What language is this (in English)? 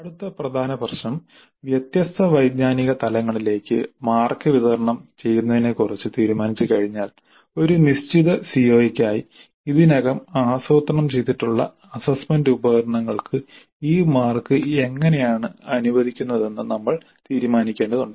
Malayalam